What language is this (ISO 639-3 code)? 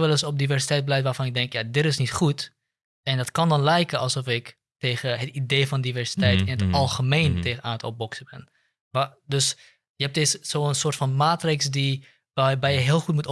nld